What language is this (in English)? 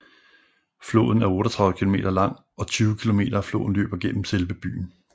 Danish